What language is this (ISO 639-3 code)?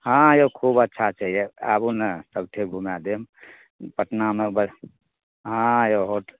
mai